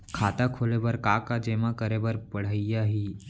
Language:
Chhattisgarhi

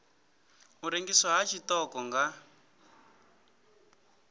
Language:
Venda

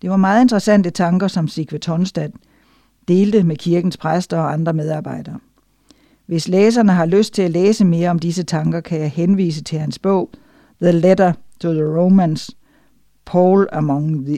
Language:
Danish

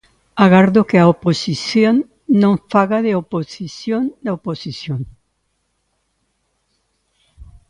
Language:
Galician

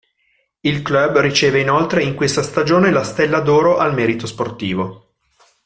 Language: Italian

